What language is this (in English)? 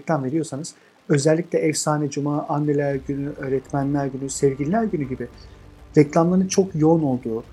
Turkish